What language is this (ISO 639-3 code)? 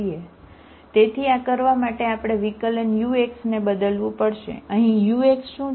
guj